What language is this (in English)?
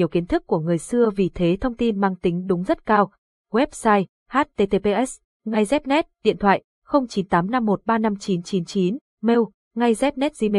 Vietnamese